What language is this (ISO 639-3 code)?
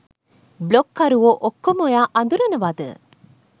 sin